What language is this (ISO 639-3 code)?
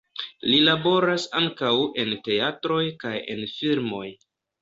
epo